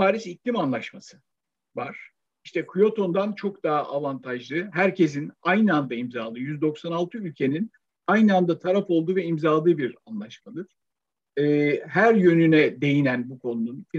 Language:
Turkish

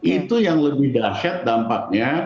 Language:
Indonesian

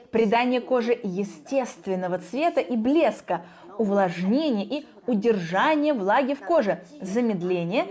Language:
Russian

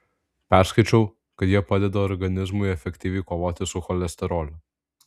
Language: Lithuanian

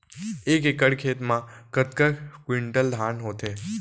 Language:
Chhattisgarhi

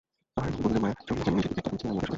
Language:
Bangla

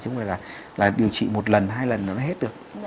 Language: Vietnamese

